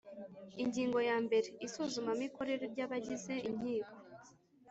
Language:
Kinyarwanda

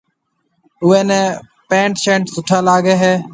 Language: Marwari (Pakistan)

